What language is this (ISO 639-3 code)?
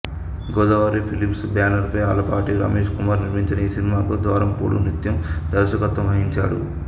tel